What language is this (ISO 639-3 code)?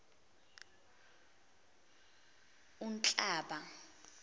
zul